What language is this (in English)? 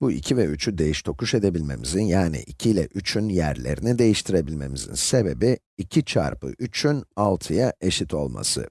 Turkish